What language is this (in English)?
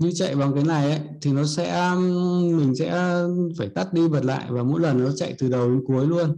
Vietnamese